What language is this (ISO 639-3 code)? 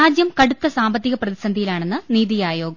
mal